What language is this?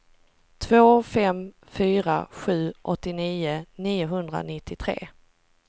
Swedish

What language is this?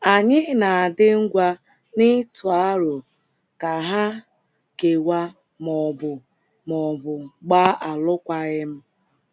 Igbo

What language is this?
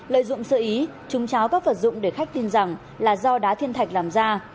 Vietnamese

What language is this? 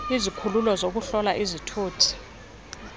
Xhosa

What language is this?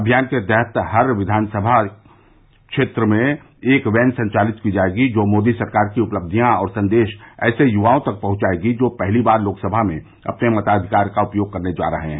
Hindi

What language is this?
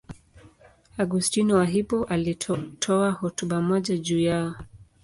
Swahili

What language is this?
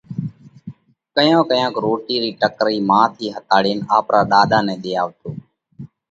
Parkari Koli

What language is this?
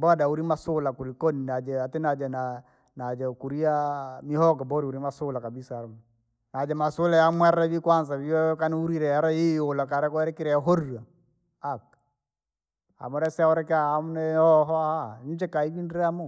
Langi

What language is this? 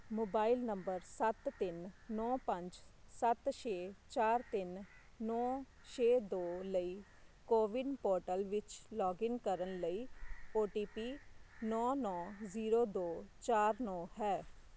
Punjabi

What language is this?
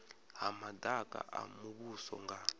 Venda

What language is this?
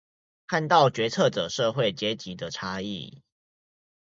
Chinese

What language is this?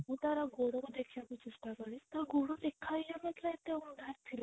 Odia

